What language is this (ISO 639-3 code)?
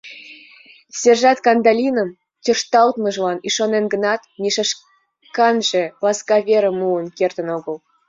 chm